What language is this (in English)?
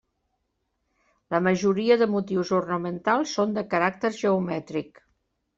Catalan